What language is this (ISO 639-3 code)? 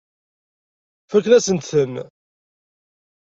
kab